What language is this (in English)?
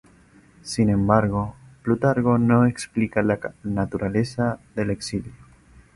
Spanish